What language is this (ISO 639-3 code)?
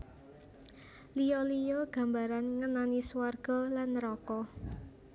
jav